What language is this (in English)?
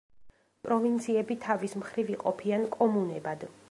Georgian